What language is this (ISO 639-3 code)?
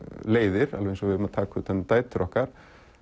isl